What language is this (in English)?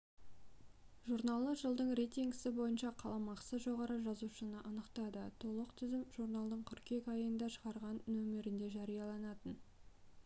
Kazakh